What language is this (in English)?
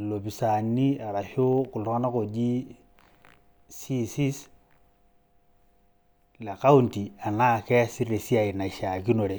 Masai